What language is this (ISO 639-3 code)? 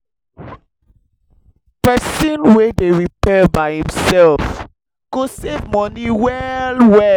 pcm